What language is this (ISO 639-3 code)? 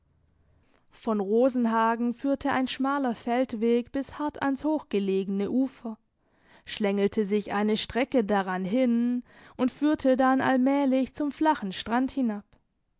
deu